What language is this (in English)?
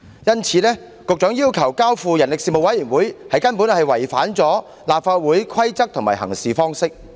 Cantonese